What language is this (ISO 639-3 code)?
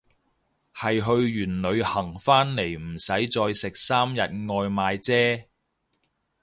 yue